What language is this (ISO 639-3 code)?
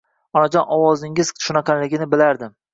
uzb